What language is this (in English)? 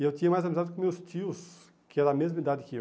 Portuguese